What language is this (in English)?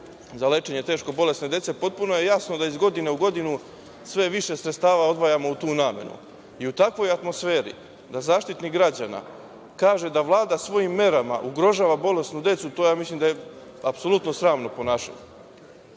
Serbian